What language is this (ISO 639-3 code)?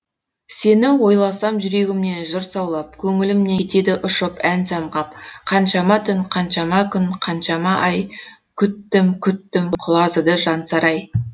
kaz